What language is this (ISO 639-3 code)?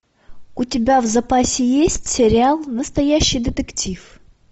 rus